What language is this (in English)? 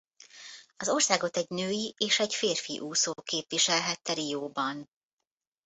Hungarian